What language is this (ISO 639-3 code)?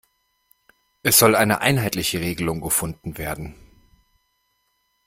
deu